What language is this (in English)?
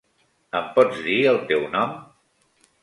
Catalan